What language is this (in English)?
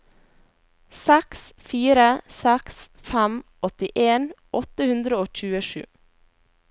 Norwegian